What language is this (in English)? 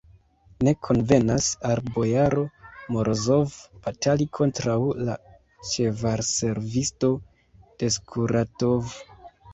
Esperanto